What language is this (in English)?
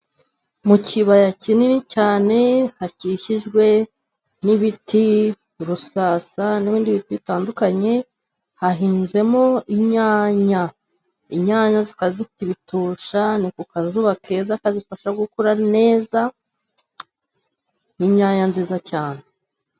Kinyarwanda